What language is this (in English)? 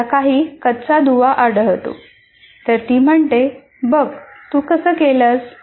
Marathi